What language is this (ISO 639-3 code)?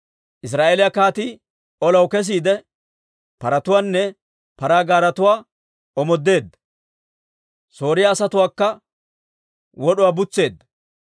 dwr